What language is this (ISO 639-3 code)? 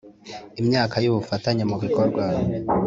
kin